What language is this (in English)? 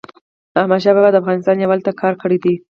Pashto